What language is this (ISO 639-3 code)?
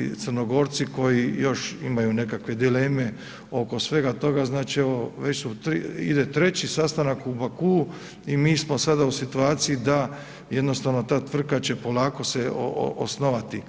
hrv